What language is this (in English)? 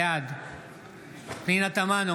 Hebrew